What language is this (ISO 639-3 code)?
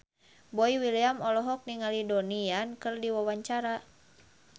sun